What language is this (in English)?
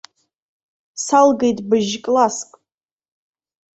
Abkhazian